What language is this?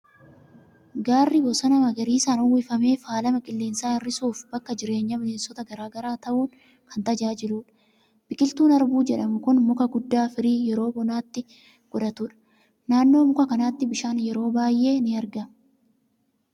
Oromo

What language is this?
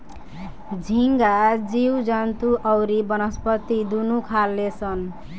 Bhojpuri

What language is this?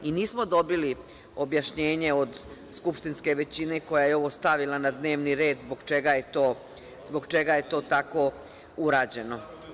Serbian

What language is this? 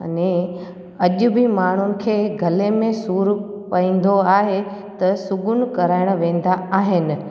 Sindhi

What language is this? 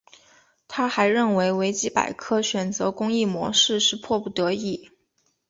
Chinese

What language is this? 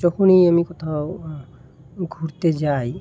Bangla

